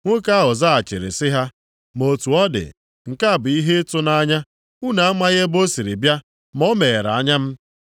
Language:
Igbo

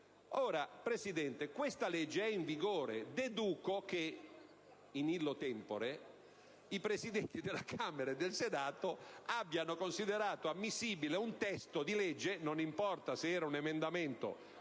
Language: Italian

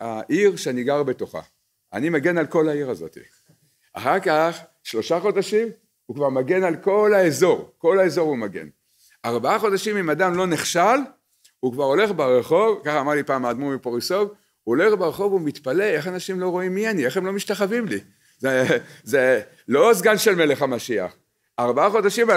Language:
Hebrew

